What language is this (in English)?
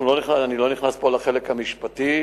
Hebrew